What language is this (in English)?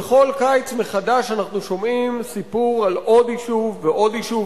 Hebrew